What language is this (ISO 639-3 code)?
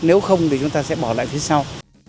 vie